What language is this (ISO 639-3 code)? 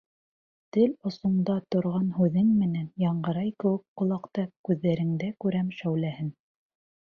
bak